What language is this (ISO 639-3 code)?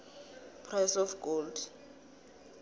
nbl